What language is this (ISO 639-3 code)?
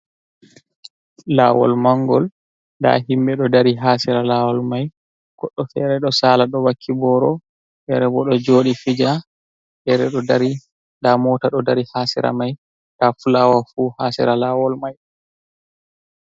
ful